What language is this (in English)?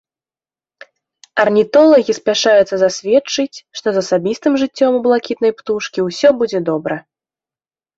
Belarusian